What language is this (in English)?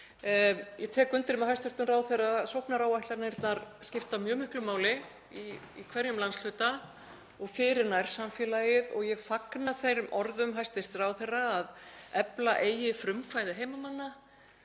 Icelandic